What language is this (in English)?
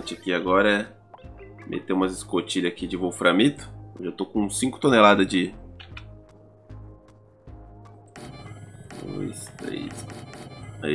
Portuguese